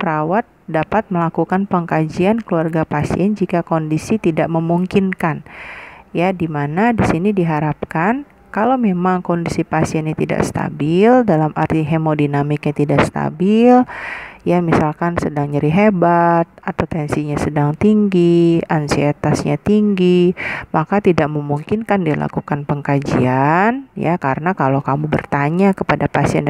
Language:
Indonesian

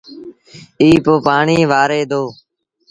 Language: Sindhi Bhil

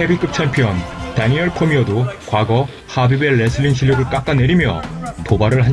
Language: Korean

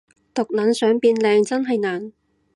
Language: Cantonese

